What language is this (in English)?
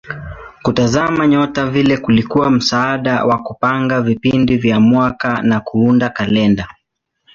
Swahili